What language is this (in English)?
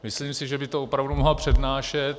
Czech